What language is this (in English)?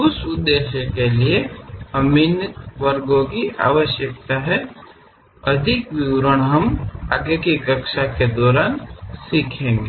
Hindi